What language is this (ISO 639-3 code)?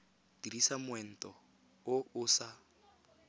tsn